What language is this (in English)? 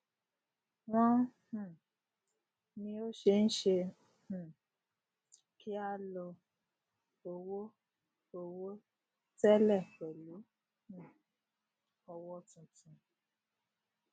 Yoruba